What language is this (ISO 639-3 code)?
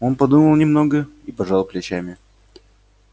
rus